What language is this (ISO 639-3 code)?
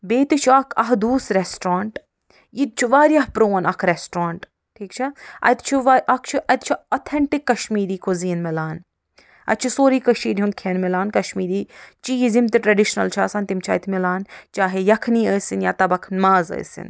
kas